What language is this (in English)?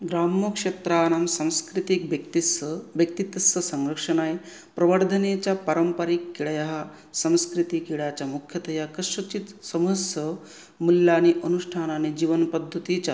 Sanskrit